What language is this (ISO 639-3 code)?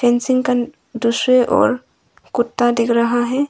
hin